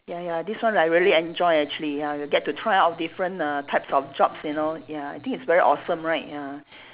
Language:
English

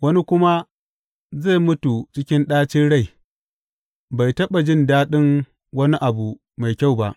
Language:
Hausa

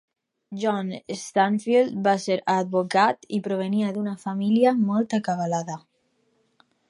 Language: Catalan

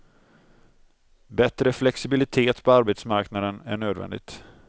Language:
Swedish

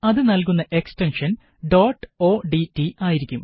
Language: Malayalam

